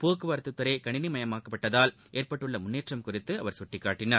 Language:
Tamil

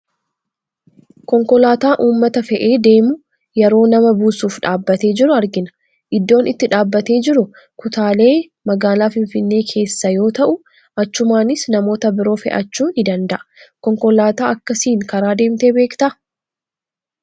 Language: Oromo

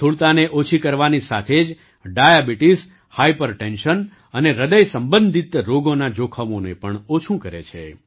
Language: Gujarati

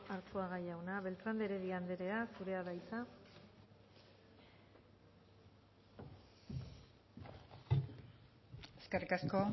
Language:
Basque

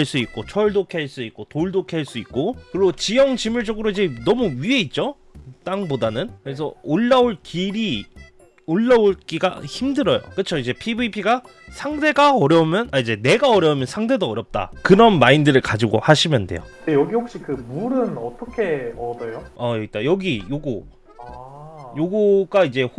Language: Korean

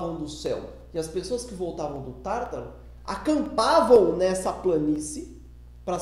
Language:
Portuguese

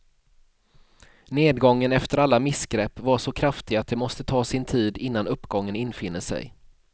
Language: Swedish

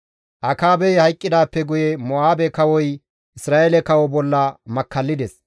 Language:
Gamo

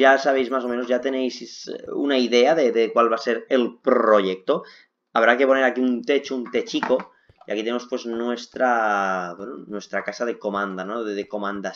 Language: Spanish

